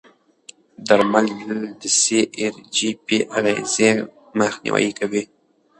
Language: Pashto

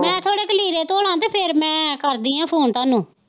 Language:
Punjabi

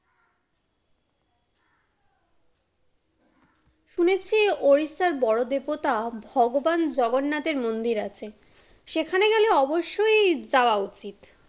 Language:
Bangla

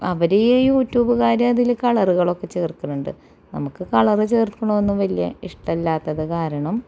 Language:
Malayalam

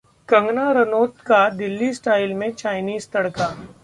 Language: Hindi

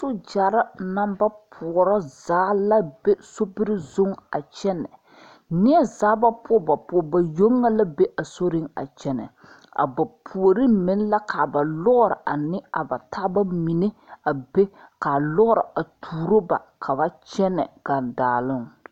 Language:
Southern Dagaare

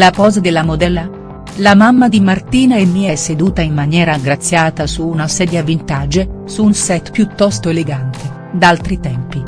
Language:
Italian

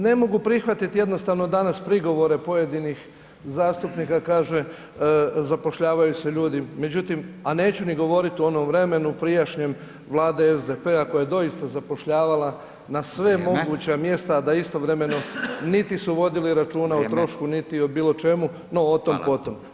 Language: Croatian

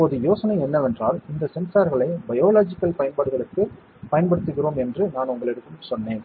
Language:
Tamil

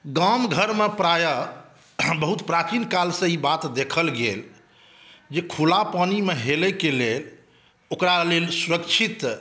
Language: Maithili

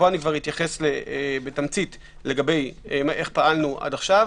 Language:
Hebrew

